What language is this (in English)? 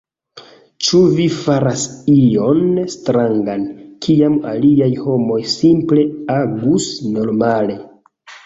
Esperanto